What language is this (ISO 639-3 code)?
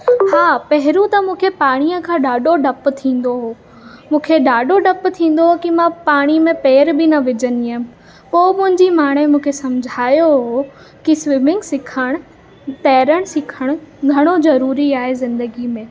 snd